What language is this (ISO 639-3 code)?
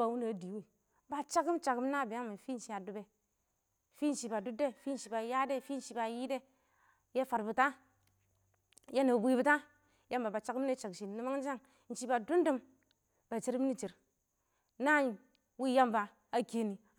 awo